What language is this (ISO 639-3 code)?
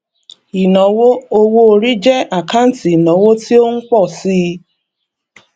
yor